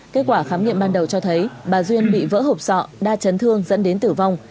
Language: Vietnamese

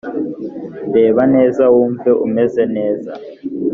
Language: Kinyarwanda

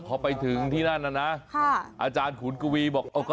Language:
Thai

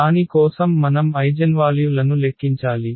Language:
Telugu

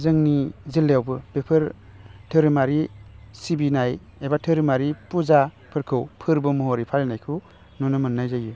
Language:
Bodo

